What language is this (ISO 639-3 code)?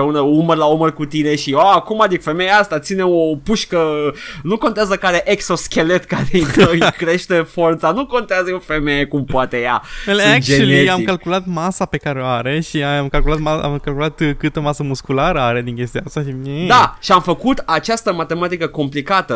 ron